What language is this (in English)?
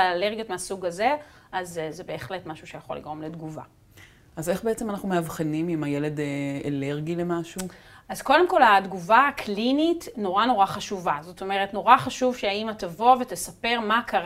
Hebrew